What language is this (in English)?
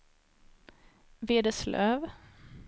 Swedish